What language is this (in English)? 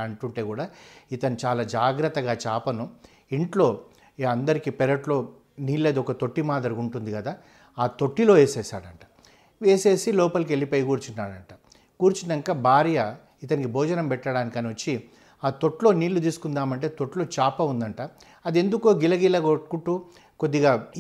Telugu